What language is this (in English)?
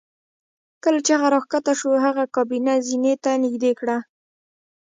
Pashto